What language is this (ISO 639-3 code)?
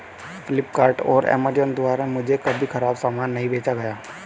hin